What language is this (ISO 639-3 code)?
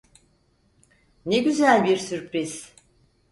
tur